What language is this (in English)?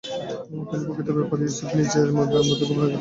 Bangla